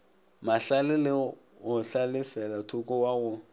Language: Northern Sotho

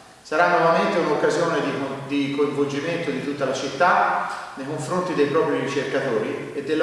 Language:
Italian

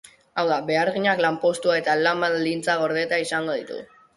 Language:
Basque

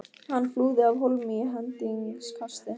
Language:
Icelandic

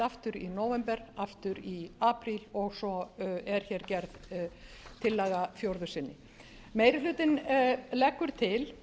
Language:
Icelandic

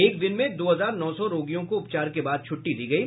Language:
Hindi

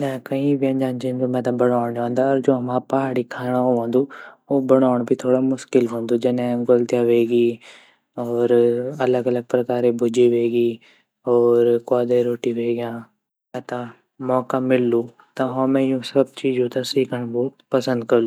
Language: Garhwali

